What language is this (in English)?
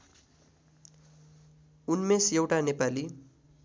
Nepali